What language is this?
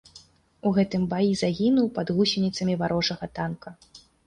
Belarusian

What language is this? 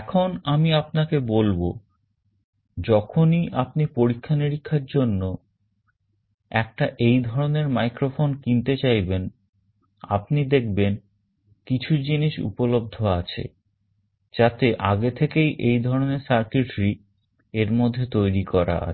Bangla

